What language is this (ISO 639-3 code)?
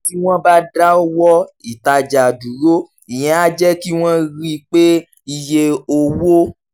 yor